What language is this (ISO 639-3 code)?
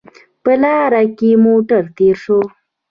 pus